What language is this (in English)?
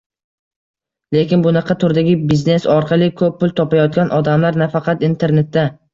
Uzbek